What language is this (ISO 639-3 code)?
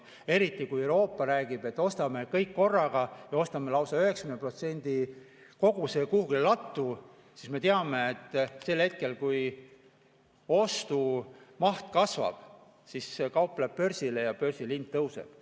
est